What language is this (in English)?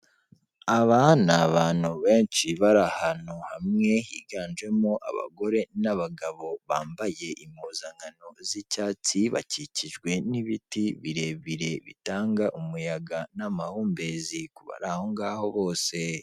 Kinyarwanda